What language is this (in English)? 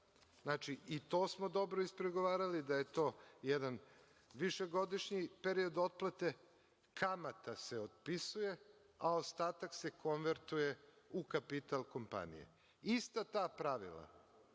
Serbian